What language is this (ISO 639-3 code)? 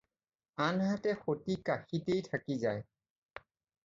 asm